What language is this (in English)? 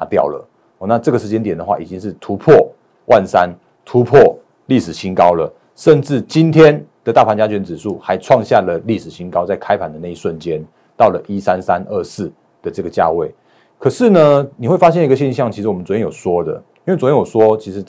Chinese